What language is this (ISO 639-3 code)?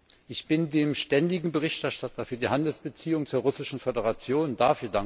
deu